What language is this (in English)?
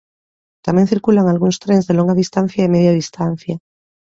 Galician